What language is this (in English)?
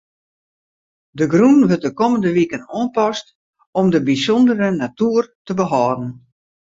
Western Frisian